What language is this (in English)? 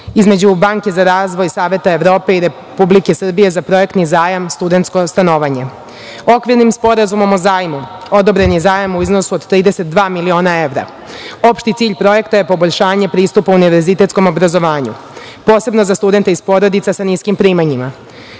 Serbian